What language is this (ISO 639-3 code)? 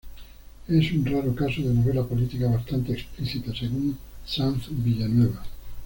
spa